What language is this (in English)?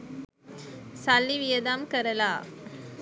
Sinhala